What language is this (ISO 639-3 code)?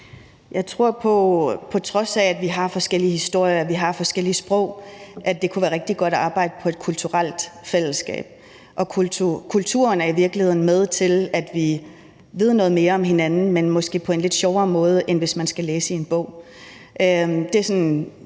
dan